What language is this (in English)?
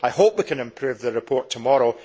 English